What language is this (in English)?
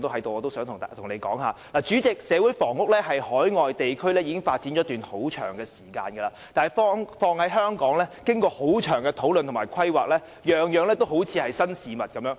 Cantonese